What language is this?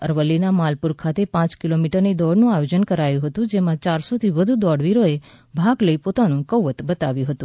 Gujarati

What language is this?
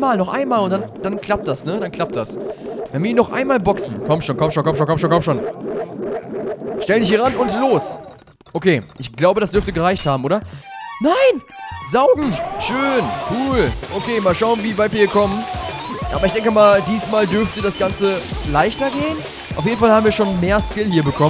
German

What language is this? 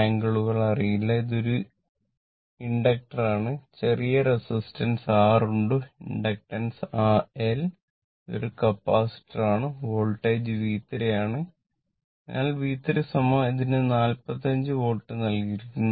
Malayalam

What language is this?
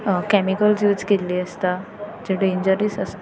Konkani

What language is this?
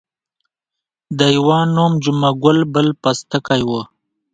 Pashto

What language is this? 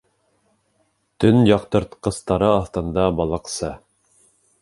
Bashkir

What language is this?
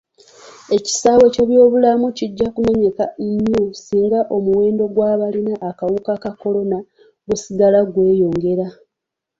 Ganda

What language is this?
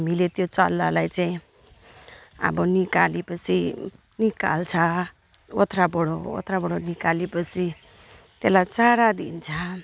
Nepali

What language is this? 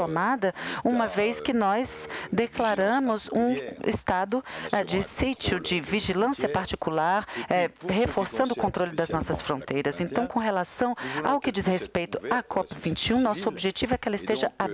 Portuguese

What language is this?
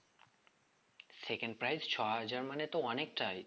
Bangla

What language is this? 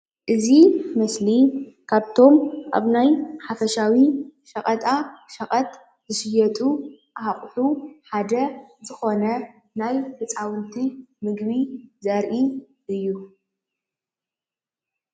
Tigrinya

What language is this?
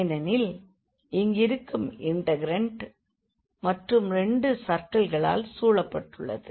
Tamil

